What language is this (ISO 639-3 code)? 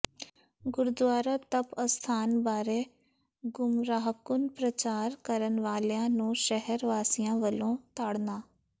pan